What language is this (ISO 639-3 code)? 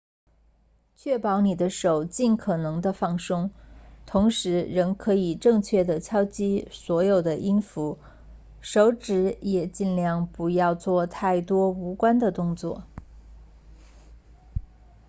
zho